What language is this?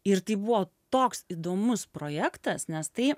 Lithuanian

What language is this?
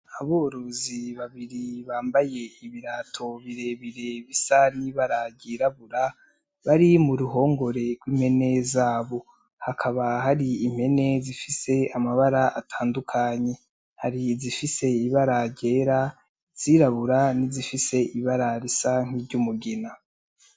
Rundi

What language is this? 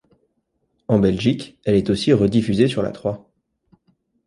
French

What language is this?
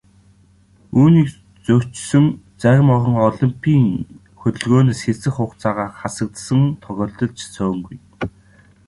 Mongolian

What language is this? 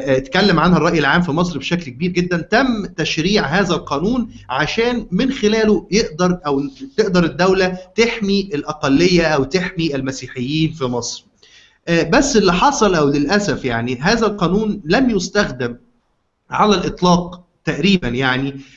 Arabic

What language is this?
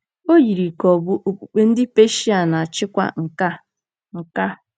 Igbo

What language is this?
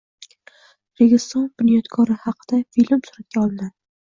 Uzbek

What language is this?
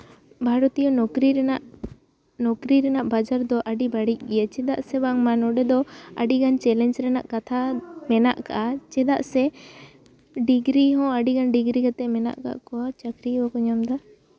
Santali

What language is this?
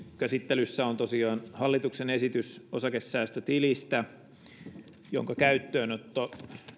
Finnish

